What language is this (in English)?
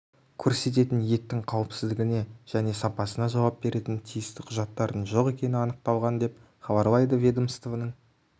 Kazakh